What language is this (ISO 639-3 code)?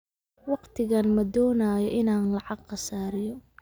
som